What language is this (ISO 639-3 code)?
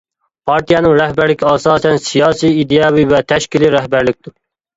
uig